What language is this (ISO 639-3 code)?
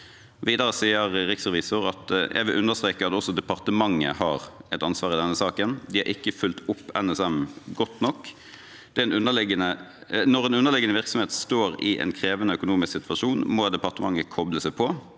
nor